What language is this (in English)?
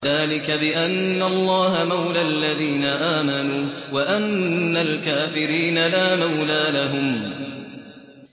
Arabic